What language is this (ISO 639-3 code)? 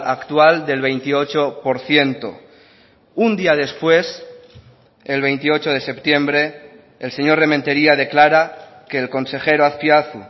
spa